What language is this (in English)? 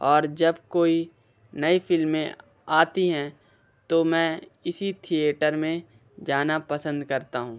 Hindi